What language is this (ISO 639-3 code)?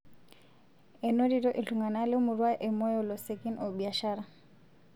mas